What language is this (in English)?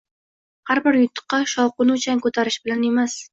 Uzbek